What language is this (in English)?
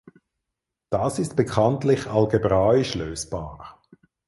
German